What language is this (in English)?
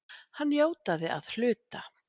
Icelandic